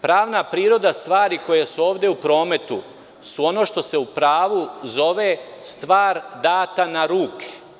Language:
Serbian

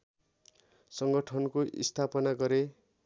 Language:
Nepali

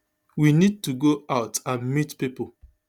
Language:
Nigerian Pidgin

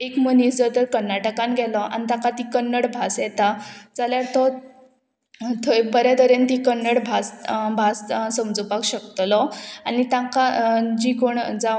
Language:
Konkani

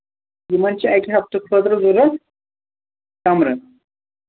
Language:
Kashmiri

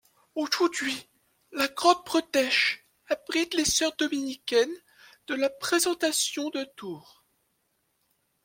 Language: French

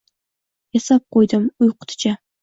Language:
Uzbek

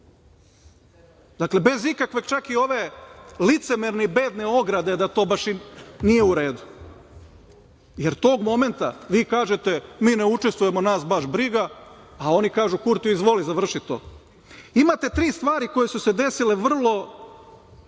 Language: Serbian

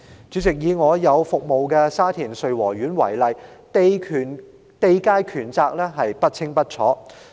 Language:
Cantonese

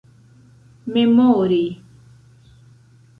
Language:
Esperanto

